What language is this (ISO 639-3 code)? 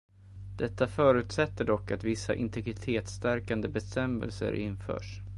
swe